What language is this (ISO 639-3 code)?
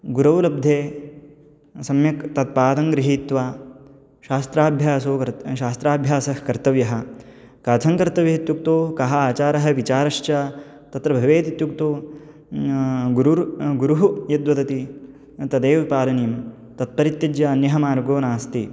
san